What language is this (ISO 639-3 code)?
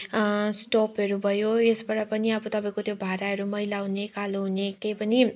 nep